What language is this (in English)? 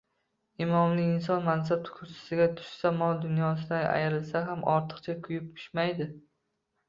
Uzbek